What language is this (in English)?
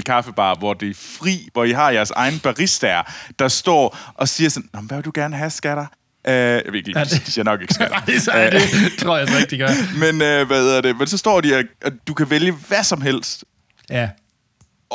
Danish